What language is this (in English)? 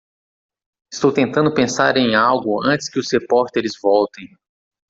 Portuguese